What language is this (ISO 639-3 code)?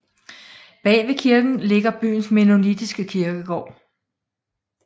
dan